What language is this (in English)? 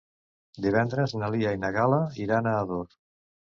Catalan